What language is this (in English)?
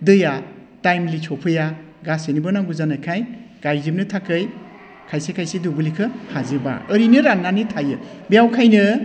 Bodo